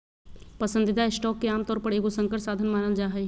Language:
Magahi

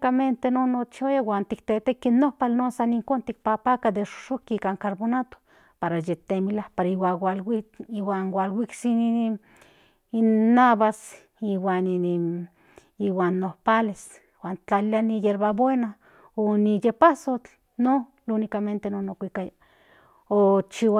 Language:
Central Nahuatl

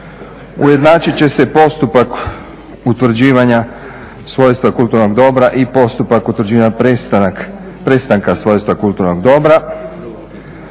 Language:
Croatian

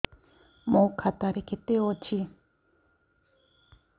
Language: Odia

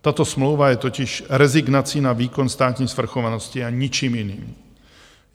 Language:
Czech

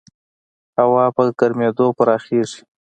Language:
Pashto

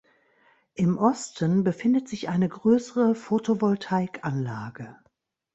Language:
German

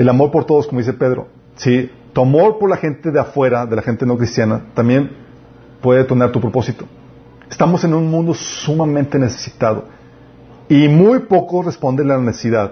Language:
Spanish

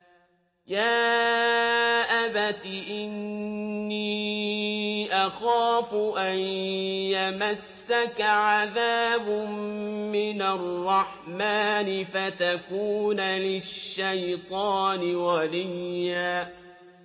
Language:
Arabic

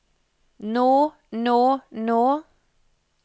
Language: Norwegian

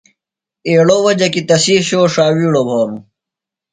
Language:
Phalura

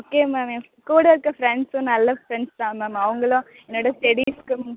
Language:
Tamil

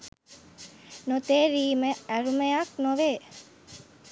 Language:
Sinhala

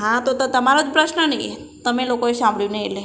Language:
Gujarati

